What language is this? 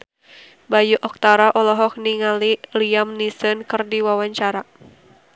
Sundanese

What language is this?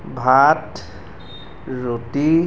Assamese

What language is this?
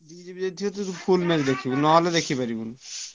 Odia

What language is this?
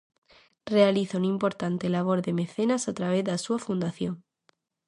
Galician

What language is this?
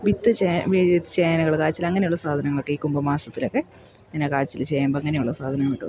Malayalam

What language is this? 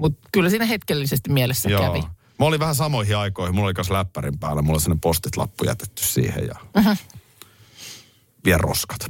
Finnish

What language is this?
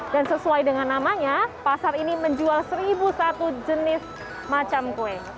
Indonesian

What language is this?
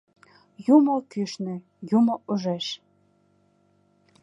Mari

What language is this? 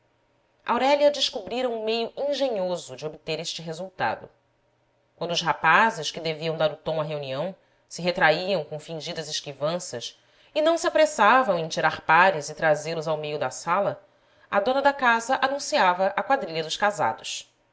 Portuguese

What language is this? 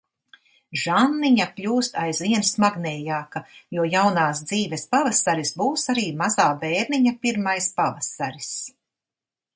Latvian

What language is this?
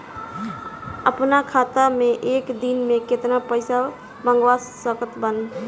Bhojpuri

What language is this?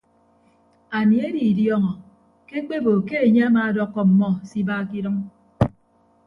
Ibibio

